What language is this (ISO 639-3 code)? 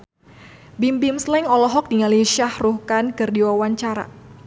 sun